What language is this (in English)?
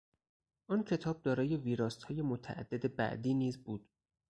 Persian